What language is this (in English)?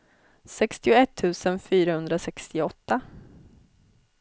Swedish